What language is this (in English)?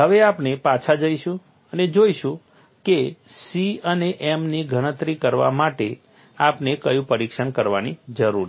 Gujarati